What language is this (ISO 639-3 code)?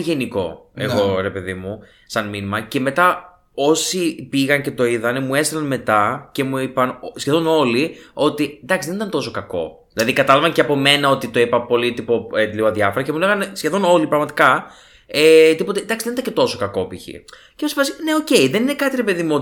ell